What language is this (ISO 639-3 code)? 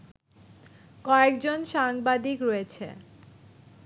ben